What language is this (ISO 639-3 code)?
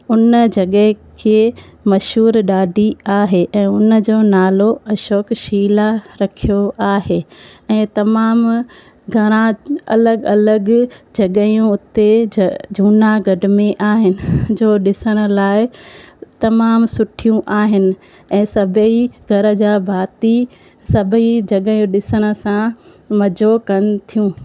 snd